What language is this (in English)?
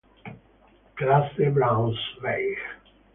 Italian